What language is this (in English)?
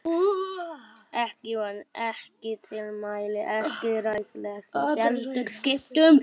Icelandic